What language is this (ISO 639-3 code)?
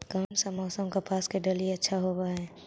mag